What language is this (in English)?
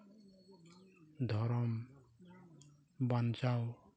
Santali